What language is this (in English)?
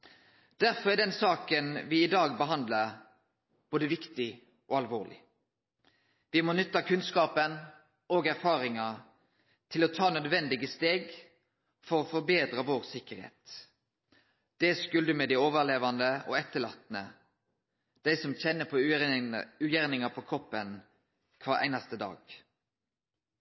Norwegian Nynorsk